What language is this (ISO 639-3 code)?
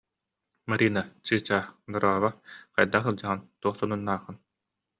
sah